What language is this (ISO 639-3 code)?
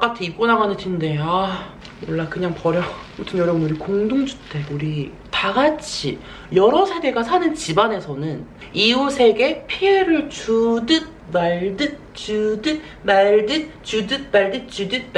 kor